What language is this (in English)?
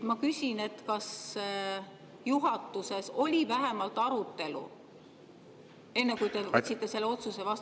Estonian